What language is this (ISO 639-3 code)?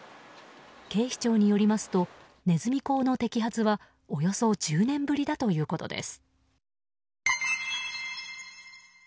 jpn